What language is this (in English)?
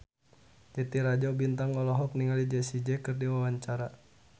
Sundanese